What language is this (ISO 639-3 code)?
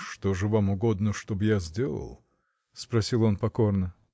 rus